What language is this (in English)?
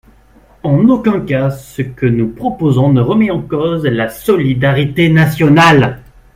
French